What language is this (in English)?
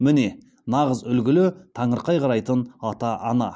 Kazakh